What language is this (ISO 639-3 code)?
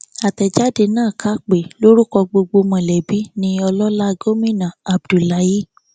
yor